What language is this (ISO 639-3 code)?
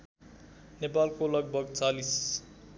nep